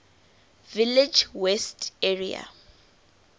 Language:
English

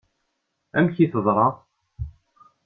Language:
Kabyle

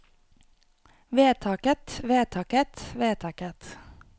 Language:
Norwegian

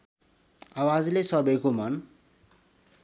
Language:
Nepali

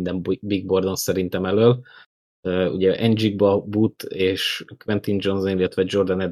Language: Hungarian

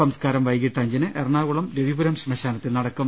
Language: Malayalam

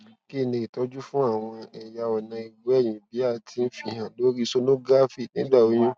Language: Yoruba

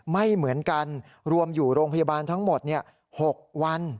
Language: Thai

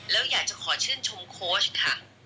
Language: Thai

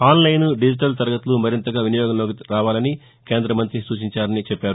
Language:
Telugu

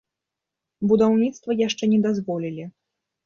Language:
Belarusian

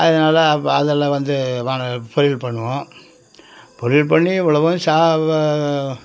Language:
Tamil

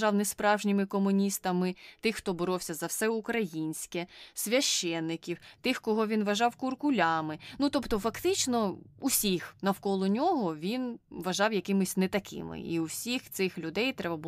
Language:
Ukrainian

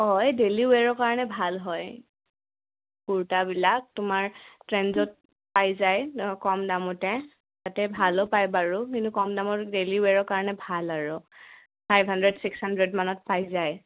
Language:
Assamese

